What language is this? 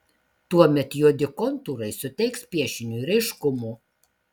Lithuanian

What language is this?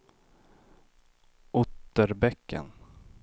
Swedish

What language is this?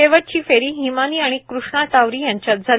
Marathi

